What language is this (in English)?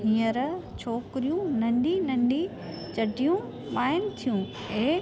Sindhi